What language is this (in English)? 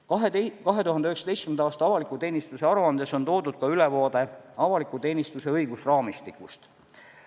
Estonian